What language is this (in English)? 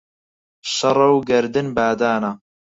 Central Kurdish